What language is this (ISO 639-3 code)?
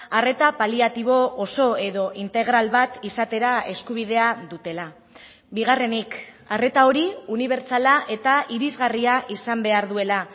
eus